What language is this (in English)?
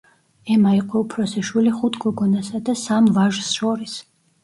Georgian